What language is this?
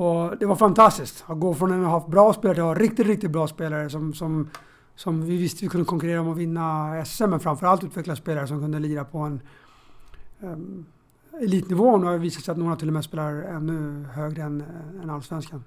Swedish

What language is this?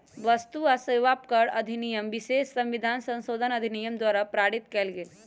Magahi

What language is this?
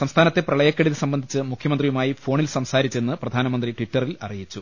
Malayalam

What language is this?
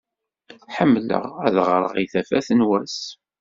Kabyle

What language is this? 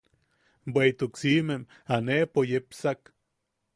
Yaqui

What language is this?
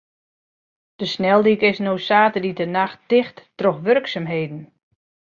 Western Frisian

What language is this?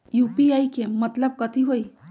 Magahi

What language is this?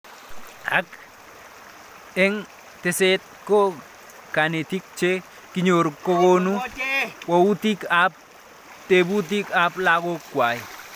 Kalenjin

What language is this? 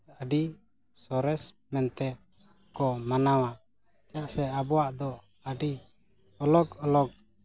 Santali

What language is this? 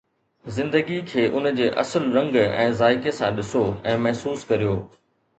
Sindhi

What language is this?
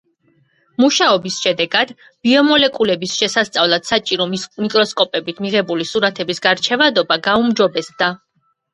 Georgian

